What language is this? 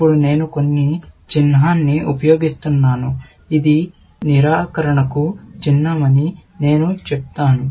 Telugu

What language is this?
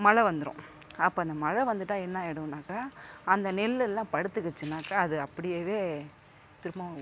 Tamil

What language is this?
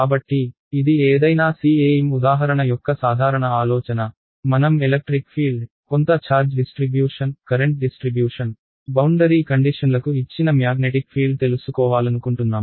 Telugu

